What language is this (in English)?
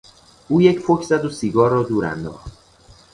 Persian